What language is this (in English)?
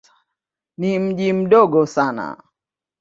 Swahili